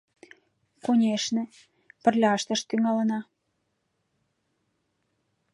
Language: Mari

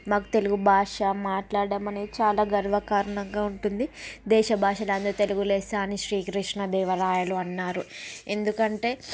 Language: Telugu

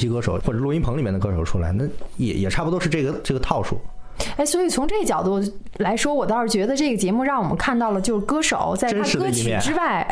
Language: Chinese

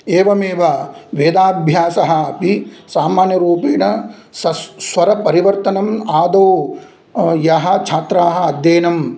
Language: Sanskrit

